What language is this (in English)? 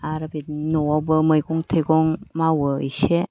Bodo